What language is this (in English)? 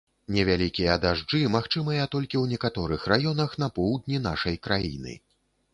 Belarusian